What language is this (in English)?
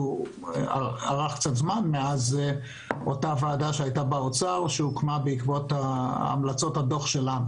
Hebrew